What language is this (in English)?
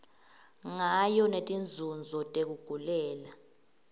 Swati